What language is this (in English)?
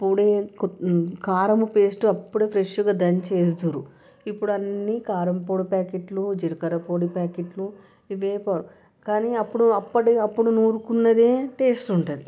Telugu